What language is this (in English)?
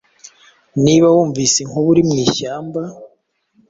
Kinyarwanda